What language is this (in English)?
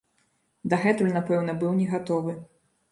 Belarusian